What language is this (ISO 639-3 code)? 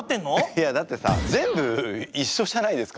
jpn